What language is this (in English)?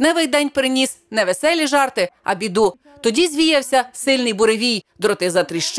Ukrainian